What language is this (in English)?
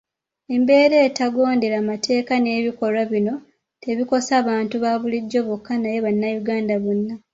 Ganda